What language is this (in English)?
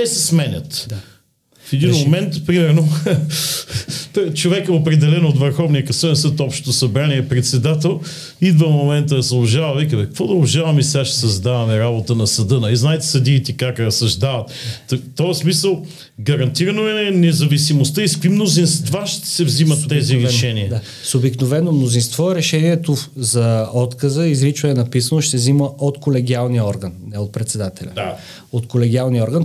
Bulgarian